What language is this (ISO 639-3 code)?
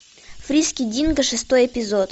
rus